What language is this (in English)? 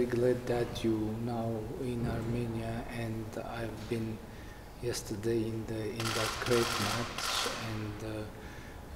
English